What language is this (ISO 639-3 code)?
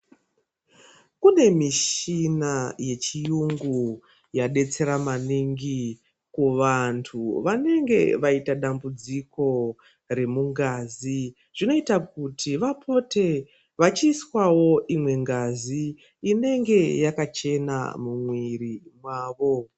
ndc